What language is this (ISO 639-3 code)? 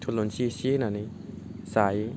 brx